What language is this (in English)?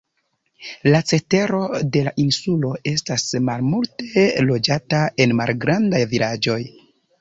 Esperanto